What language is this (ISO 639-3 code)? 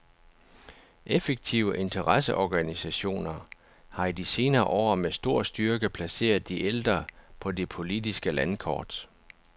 dan